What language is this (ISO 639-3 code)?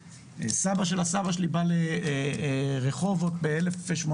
heb